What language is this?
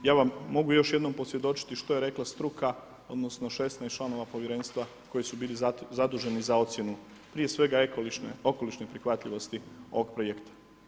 Croatian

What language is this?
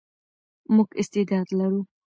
Pashto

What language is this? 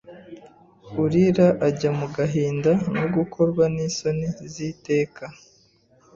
Kinyarwanda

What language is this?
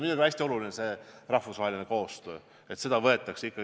Estonian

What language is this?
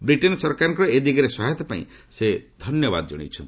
Odia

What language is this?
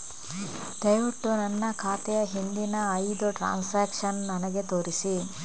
Kannada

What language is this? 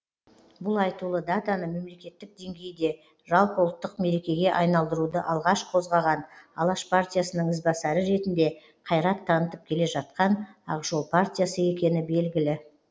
Kazakh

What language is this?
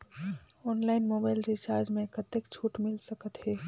Chhattisgarhi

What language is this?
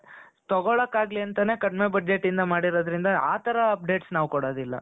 Kannada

